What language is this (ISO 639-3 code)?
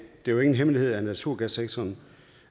dan